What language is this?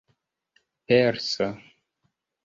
Esperanto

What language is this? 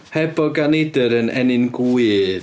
Welsh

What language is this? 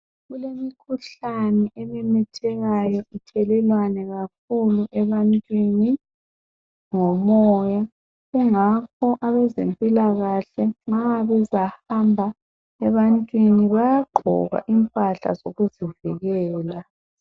North Ndebele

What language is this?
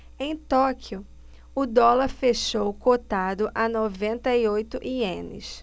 Portuguese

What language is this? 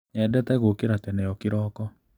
Kikuyu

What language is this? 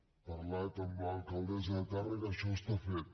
Catalan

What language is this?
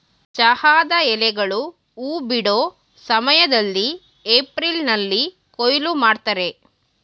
Kannada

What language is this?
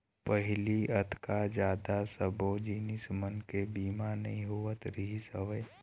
Chhattisgarhi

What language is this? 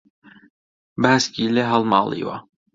Central Kurdish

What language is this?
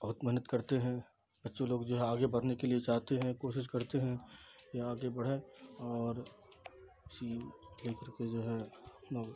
Urdu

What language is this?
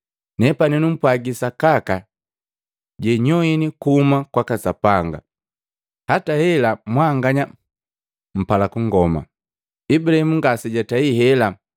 Matengo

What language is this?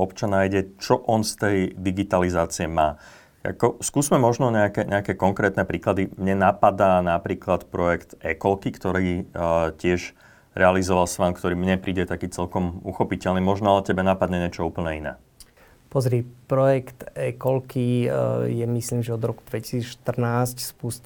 Slovak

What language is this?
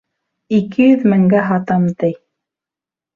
Bashkir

